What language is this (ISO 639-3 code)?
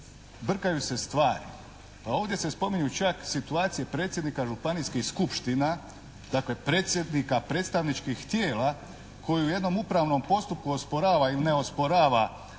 hrv